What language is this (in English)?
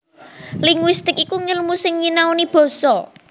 Javanese